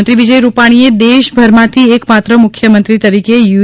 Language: Gujarati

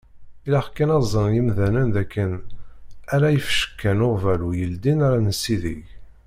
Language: Kabyle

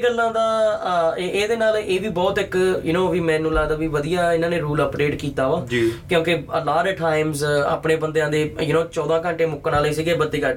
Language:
Punjabi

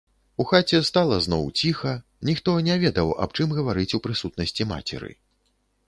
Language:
Belarusian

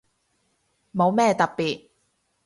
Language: Cantonese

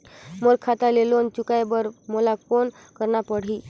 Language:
Chhattisgarhi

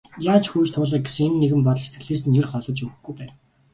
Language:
Mongolian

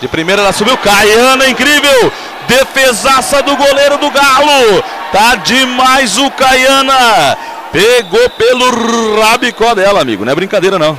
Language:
Portuguese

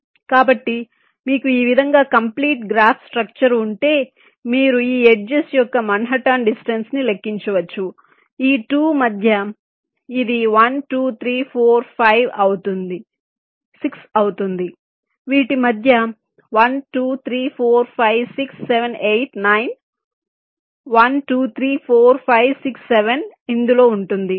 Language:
Telugu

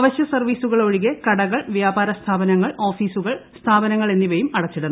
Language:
Malayalam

